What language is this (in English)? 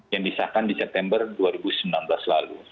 Indonesian